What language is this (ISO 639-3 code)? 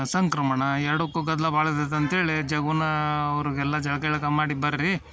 kan